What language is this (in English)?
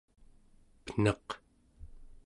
Central Yupik